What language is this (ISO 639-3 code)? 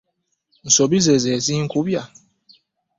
lug